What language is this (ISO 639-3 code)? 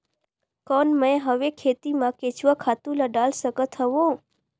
hne